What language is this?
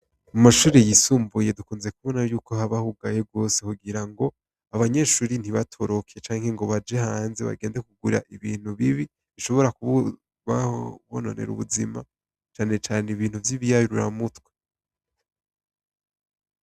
Rundi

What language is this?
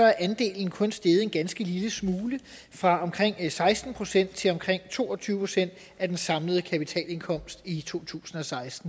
Danish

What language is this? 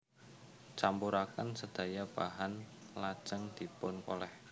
Javanese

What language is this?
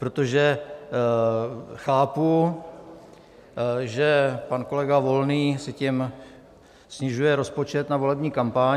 Czech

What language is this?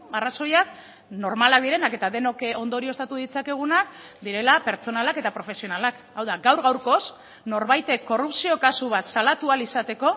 Basque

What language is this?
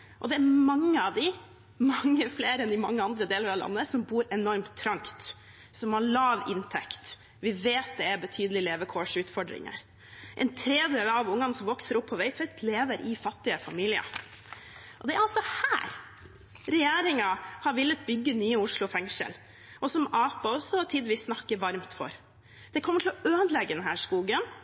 Norwegian Bokmål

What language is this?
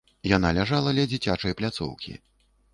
Belarusian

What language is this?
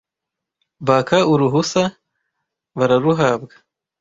Kinyarwanda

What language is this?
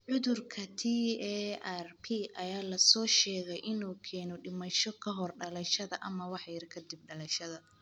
Somali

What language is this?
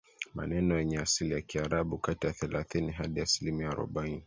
Swahili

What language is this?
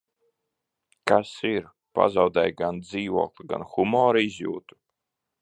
Latvian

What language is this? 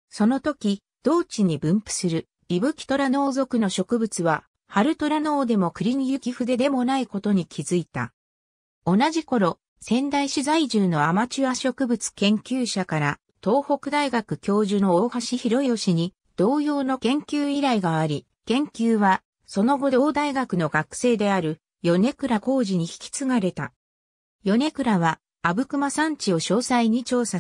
Japanese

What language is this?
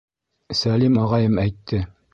Bashkir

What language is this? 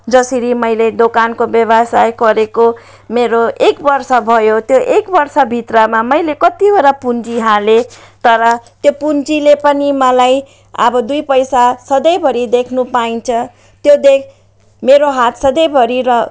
Nepali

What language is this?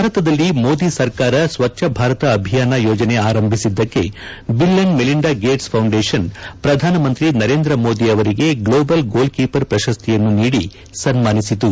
Kannada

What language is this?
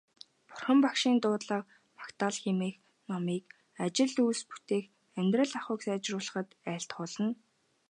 Mongolian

